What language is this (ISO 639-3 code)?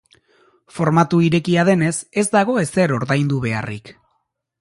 eus